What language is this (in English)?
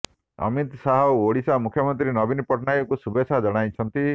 Odia